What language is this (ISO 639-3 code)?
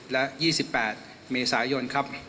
tha